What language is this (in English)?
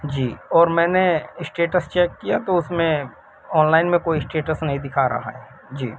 Urdu